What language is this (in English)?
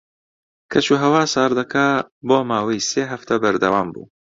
Central Kurdish